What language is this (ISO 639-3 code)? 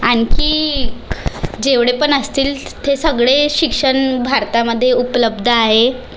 mar